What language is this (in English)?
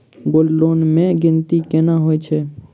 Maithili